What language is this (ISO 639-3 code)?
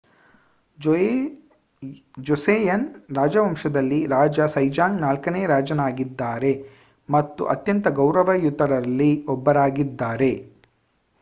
kan